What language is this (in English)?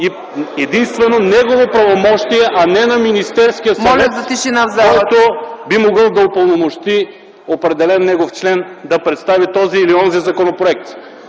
Bulgarian